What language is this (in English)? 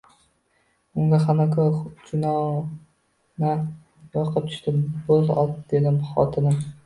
Uzbek